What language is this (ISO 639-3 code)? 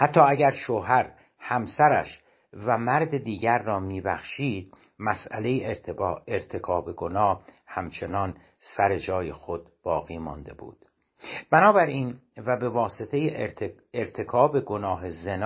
fas